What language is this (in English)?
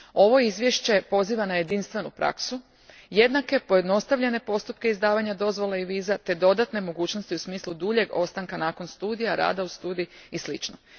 Croatian